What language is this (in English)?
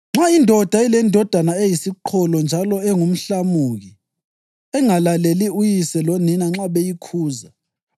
North Ndebele